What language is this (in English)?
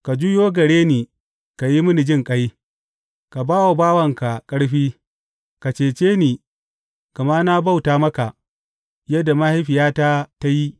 Hausa